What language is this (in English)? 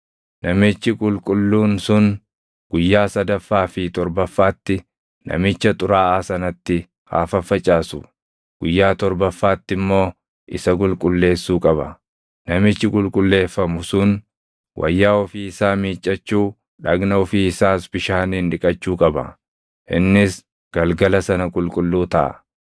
Oromo